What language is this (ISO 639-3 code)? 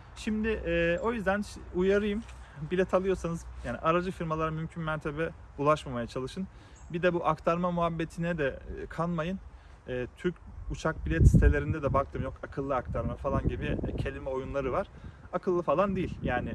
tur